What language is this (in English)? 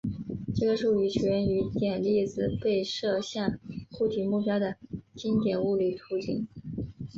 Chinese